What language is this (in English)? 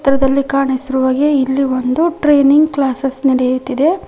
Kannada